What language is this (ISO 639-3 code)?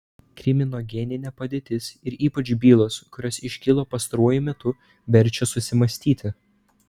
lit